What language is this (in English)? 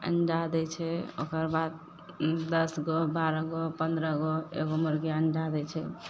Maithili